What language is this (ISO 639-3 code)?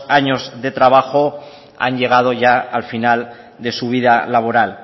spa